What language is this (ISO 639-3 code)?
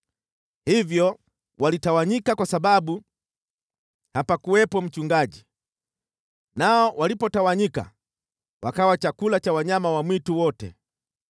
swa